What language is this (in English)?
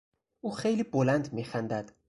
Persian